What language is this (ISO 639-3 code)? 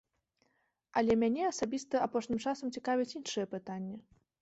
bel